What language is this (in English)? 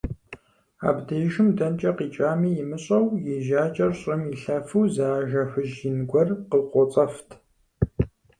Kabardian